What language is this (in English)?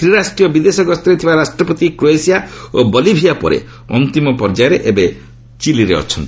Odia